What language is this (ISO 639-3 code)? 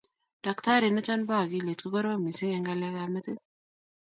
kln